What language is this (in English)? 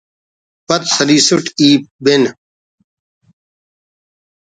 Brahui